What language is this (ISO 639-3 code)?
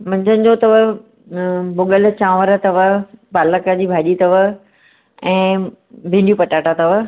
snd